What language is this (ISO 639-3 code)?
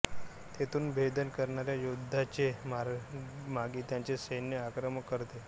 mar